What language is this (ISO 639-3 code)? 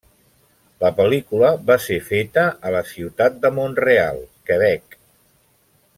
cat